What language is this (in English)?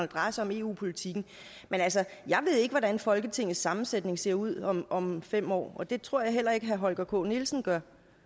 Danish